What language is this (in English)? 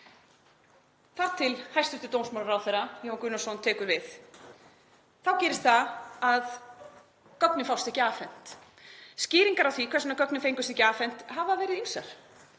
Icelandic